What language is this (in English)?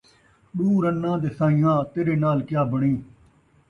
Saraiki